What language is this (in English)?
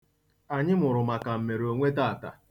Igbo